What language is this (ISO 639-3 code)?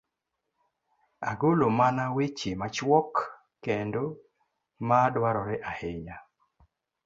luo